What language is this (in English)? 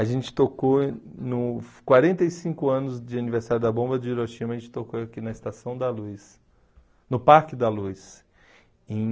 Portuguese